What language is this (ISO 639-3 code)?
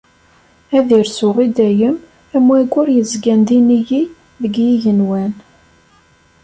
kab